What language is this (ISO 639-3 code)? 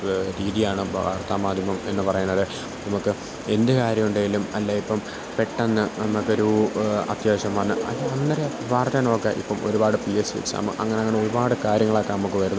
mal